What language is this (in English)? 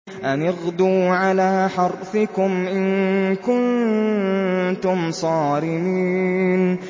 Arabic